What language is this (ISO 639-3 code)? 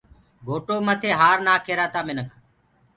ggg